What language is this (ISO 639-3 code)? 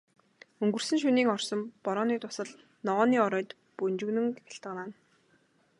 mon